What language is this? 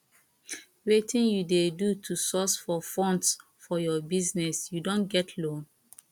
Nigerian Pidgin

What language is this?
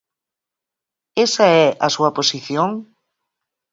Galician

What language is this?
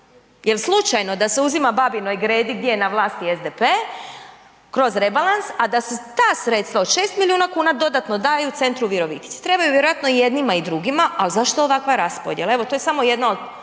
Croatian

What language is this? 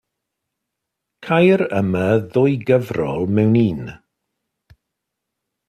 Welsh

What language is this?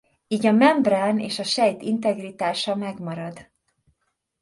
Hungarian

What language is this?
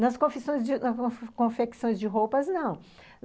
Portuguese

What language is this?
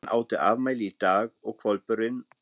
Icelandic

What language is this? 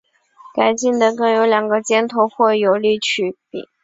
Chinese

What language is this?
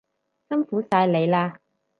Cantonese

